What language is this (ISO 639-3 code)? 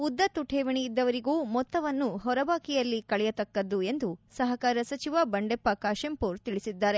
kan